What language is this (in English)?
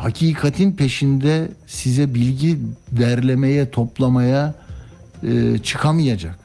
Turkish